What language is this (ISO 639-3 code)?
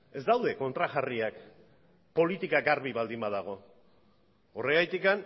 eus